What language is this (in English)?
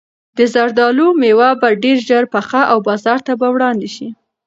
Pashto